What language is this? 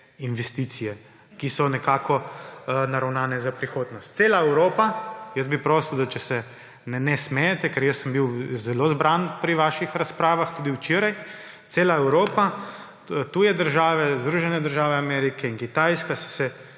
Slovenian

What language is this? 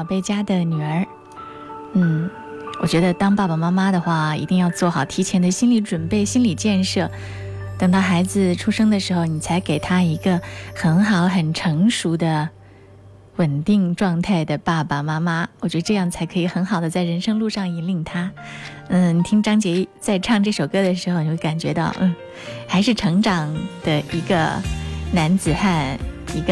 Chinese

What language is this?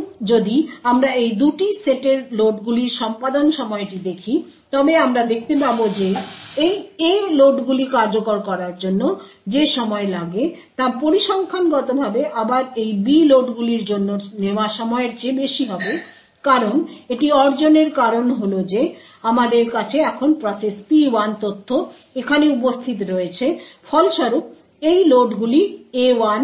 Bangla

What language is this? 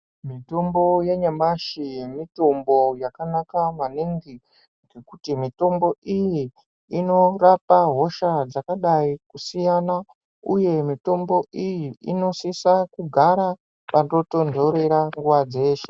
Ndau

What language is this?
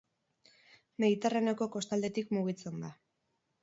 Basque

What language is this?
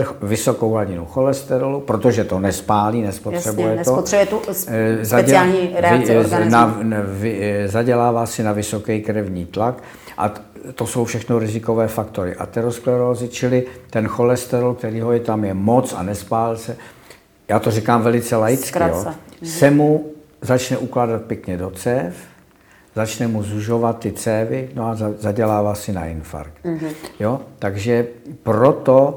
Czech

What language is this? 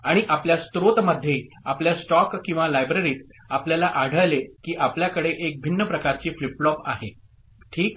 Marathi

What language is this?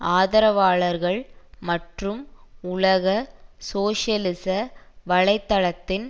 Tamil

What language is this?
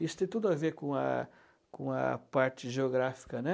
Portuguese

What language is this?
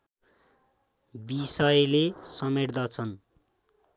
Nepali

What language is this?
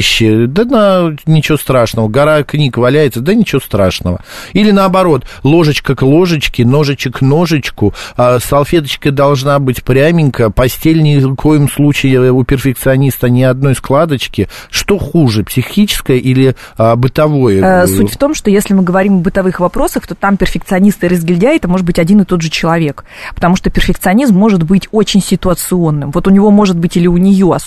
Russian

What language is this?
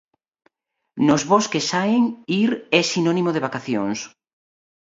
Galician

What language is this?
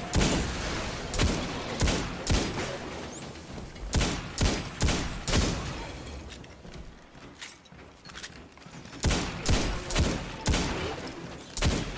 Portuguese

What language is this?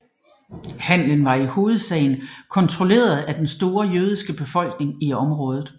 Danish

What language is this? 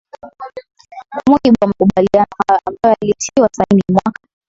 Swahili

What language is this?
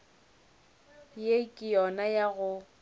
Northern Sotho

